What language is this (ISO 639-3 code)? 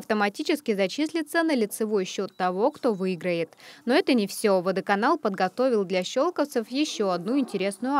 rus